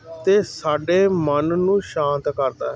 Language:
Punjabi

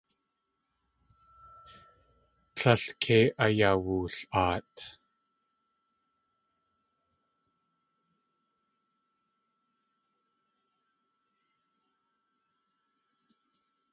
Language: Tlingit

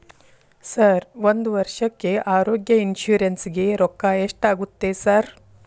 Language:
Kannada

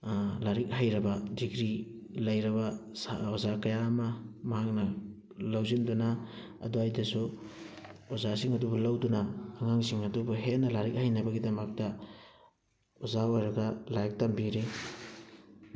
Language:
Manipuri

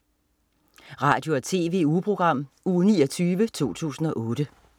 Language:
Danish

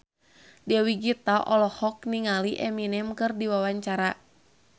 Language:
Sundanese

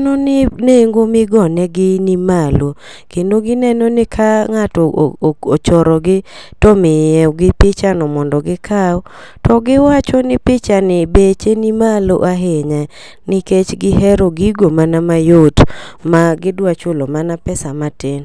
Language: Luo (Kenya and Tanzania)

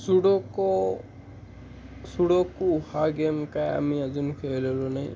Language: Marathi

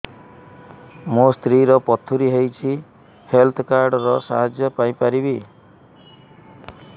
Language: Odia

